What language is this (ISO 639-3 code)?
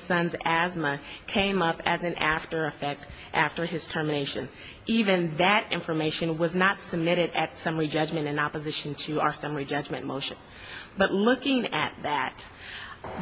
eng